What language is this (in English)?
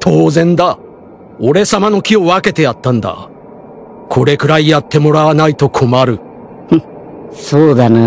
Japanese